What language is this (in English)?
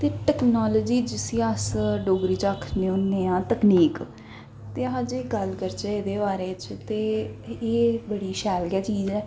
Dogri